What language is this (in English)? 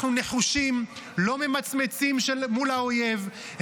Hebrew